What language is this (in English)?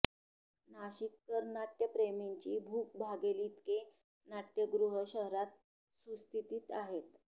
Marathi